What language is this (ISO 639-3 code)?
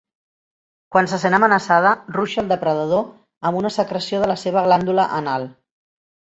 cat